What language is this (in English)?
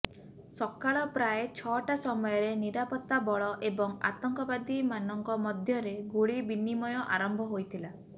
Odia